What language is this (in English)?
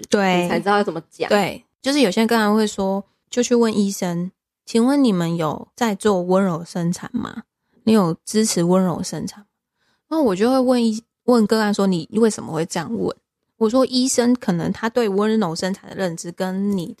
Chinese